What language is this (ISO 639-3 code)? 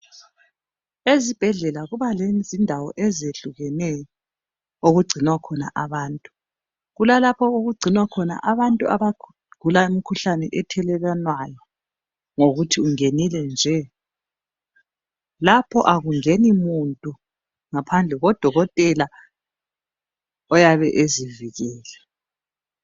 nde